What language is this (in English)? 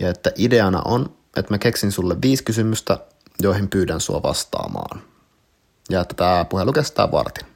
Finnish